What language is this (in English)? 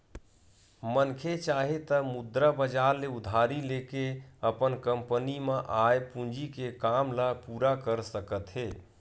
Chhattisgarhi